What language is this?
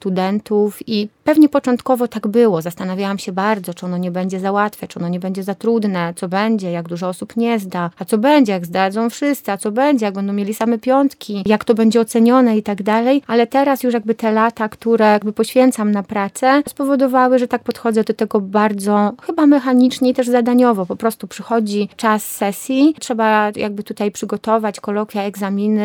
Polish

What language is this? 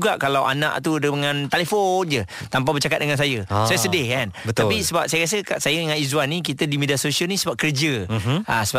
Malay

